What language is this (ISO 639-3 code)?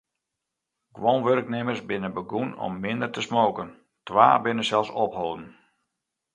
fry